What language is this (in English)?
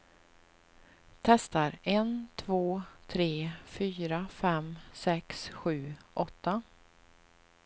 Swedish